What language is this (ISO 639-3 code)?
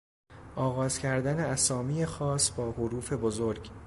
fas